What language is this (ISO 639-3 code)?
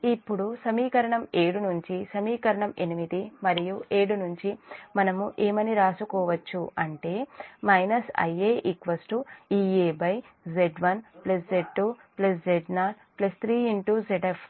tel